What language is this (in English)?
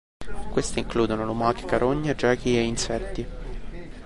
Italian